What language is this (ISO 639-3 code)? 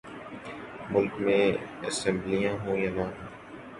urd